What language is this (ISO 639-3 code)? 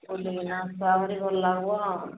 ori